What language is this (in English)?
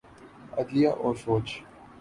Urdu